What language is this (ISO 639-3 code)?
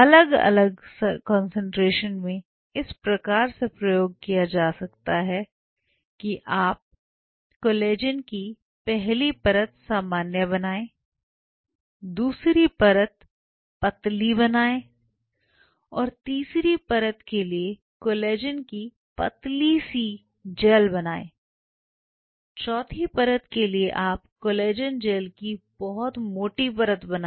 hin